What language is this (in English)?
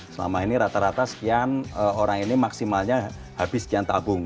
Indonesian